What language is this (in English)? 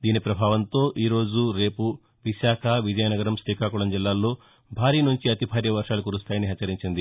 Telugu